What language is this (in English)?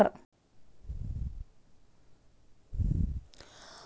Kannada